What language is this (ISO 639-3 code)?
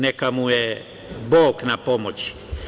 srp